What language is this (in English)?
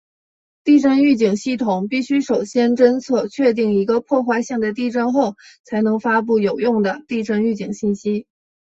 Chinese